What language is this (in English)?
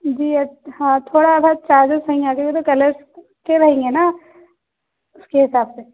Urdu